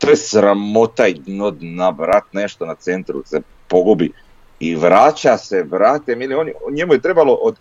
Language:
Croatian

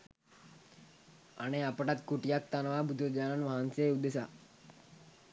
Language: Sinhala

